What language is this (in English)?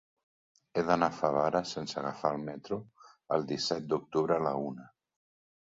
Catalan